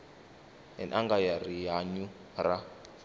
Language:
Tsonga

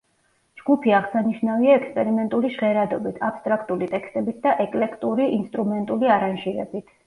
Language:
Georgian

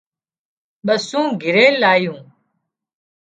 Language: Wadiyara Koli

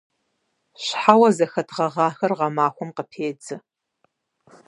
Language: Kabardian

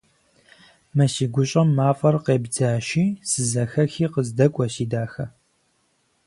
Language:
Kabardian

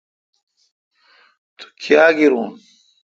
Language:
Kalkoti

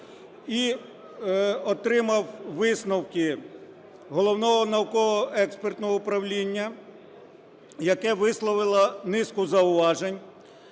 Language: Ukrainian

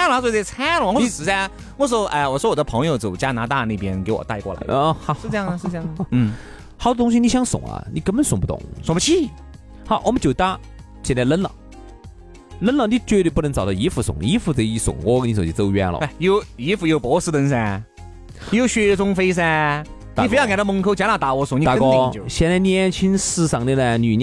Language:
Chinese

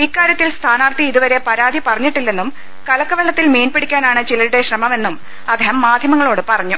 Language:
Malayalam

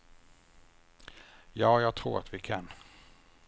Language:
Swedish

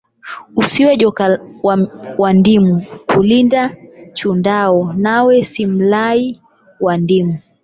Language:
Swahili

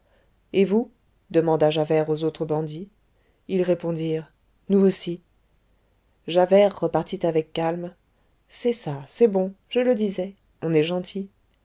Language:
French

